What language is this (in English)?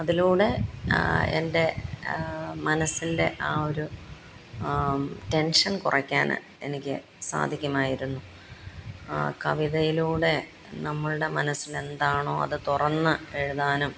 Malayalam